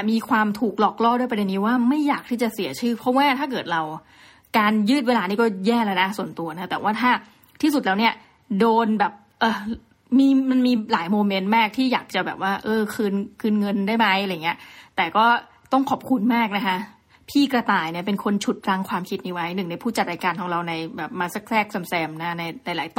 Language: Thai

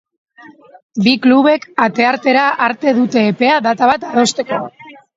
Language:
Basque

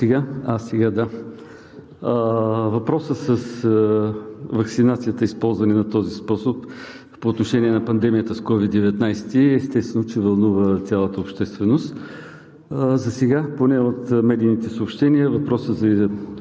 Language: Bulgarian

